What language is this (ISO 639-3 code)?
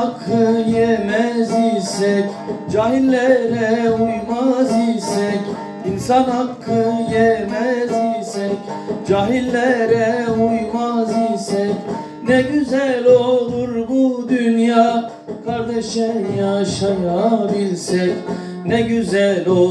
tur